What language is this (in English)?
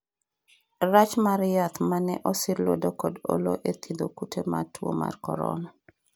Luo (Kenya and Tanzania)